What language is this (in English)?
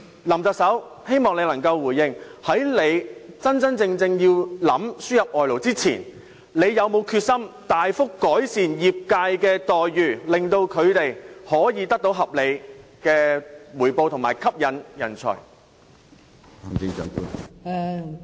Cantonese